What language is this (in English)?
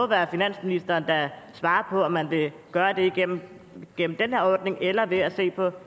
Danish